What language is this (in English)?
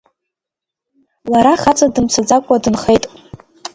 Abkhazian